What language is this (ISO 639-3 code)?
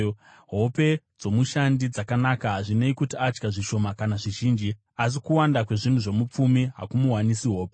sna